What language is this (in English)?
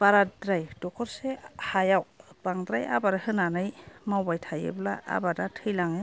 Bodo